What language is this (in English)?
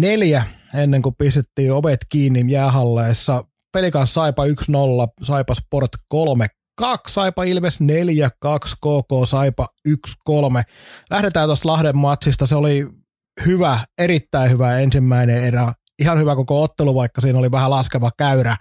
Finnish